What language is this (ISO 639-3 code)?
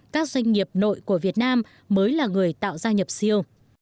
vie